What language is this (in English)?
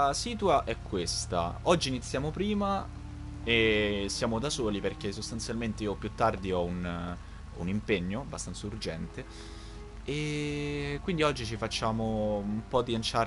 Italian